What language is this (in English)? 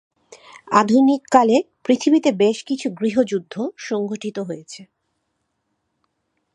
Bangla